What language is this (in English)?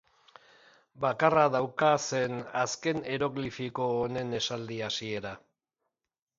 Basque